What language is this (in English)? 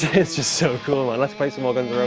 English